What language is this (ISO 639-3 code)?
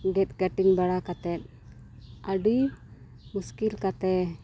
sat